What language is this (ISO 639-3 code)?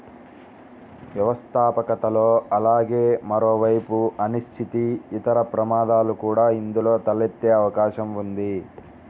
tel